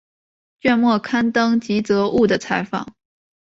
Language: Chinese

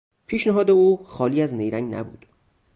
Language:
Persian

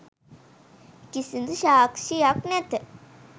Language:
Sinhala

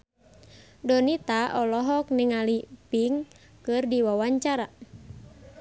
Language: Sundanese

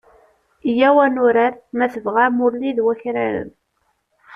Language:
Kabyle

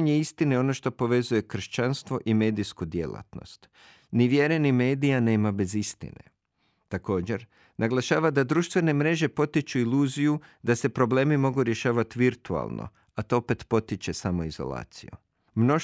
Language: Croatian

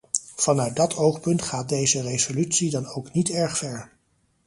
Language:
Dutch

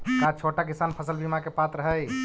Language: Magahi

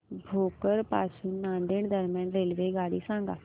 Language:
Marathi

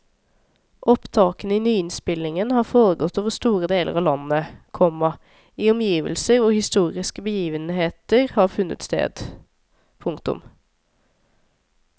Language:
Norwegian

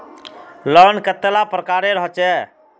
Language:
Magahi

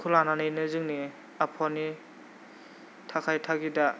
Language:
Bodo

